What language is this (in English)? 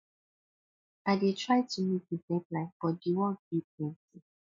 Nigerian Pidgin